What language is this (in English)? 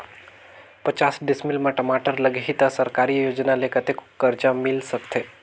Chhattisgarhi